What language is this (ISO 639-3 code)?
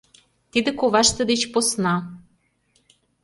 chm